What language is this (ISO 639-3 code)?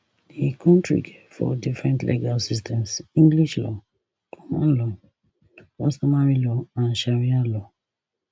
pcm